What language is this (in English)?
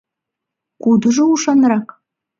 Mari